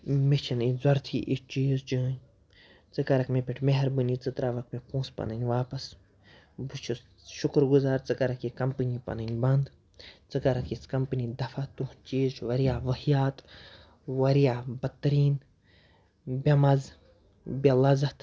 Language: Kashmiri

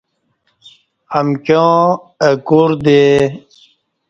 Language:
Kati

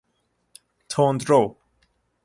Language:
Persian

